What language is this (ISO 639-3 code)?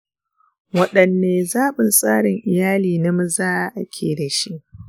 hau